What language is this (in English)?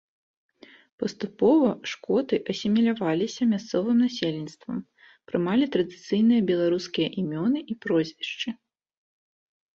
Belarusian